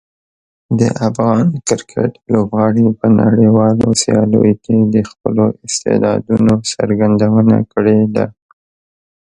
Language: Pashto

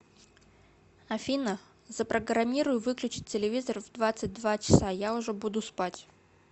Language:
Russian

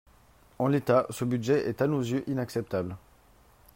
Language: French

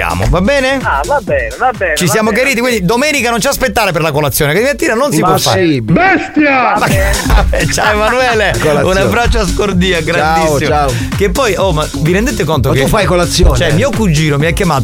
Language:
Italian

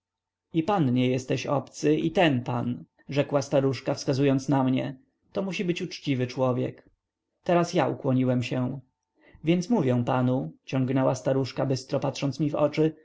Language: Polish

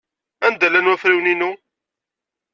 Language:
Kabyle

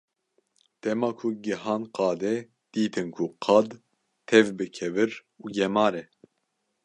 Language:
Kurdish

